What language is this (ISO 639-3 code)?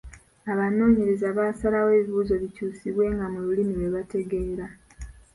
lug